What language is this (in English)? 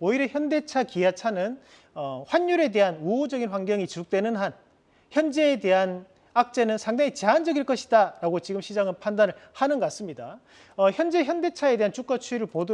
Korean